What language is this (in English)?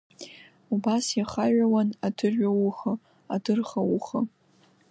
Abkhazian